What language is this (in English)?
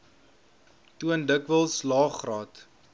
Afrikaans